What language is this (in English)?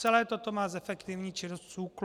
Czech